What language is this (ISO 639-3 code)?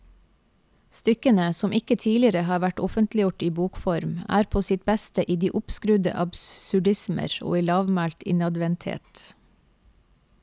nor